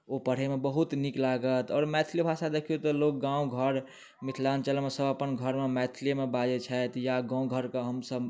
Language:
Maithili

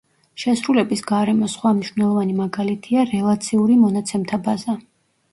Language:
Georgian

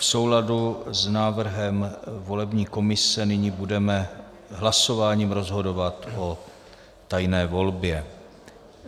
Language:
Czech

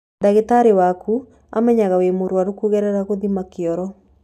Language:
Kikuyu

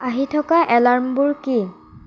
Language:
Assamese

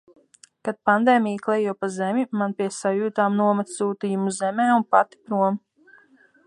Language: Latvian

